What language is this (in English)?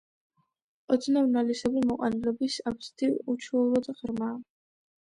Georgian